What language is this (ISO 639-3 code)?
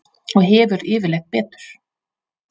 isl